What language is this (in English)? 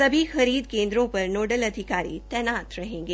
Hindi